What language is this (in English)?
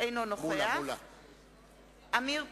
Hebrew